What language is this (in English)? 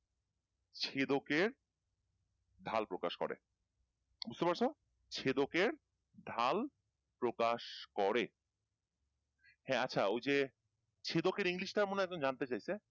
Bangla